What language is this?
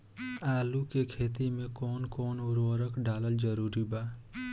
Bhojpuri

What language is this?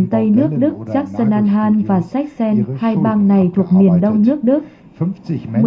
Vietnamese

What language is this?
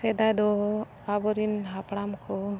Santali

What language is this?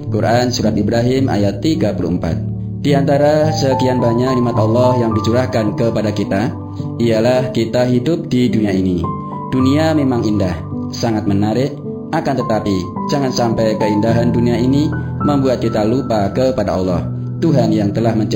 Malay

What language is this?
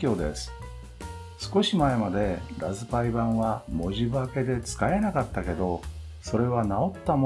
Japanese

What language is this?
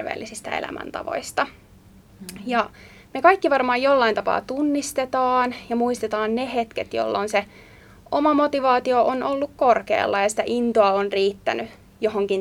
Finnish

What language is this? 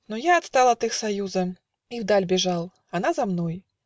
Russian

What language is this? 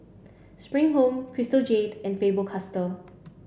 English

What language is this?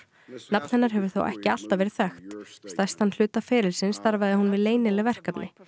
Icelandic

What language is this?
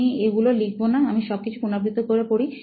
Bangla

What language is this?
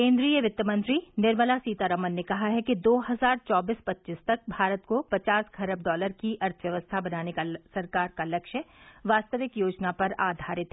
Hindi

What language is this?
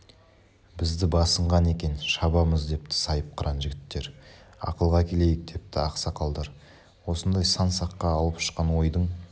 Kazakh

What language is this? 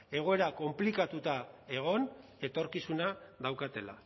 Basque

